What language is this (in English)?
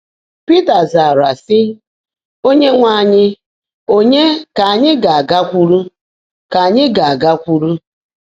Igbo